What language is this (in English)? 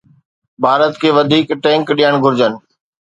Sindhi